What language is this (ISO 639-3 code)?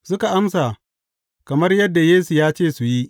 hau